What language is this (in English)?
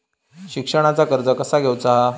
Marathi